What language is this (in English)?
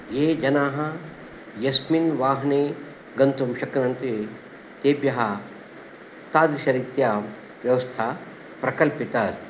Sanskrit